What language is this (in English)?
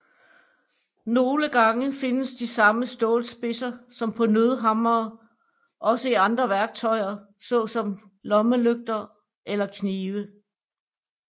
Danish